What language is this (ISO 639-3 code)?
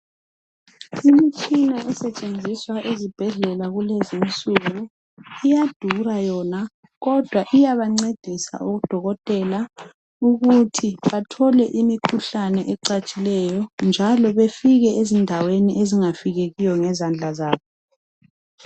nde